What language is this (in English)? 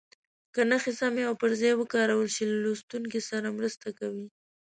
Pashto